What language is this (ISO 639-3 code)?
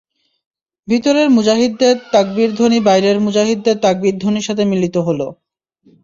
ben